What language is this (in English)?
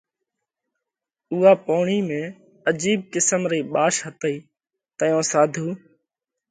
Parkari Koli